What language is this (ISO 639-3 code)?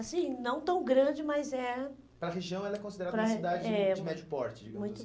por